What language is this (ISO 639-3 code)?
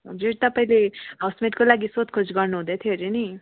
nep